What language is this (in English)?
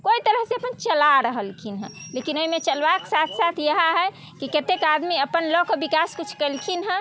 Maithili